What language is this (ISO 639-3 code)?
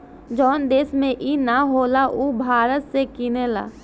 bho